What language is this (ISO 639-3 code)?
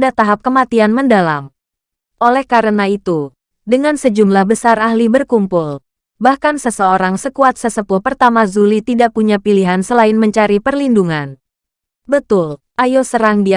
ind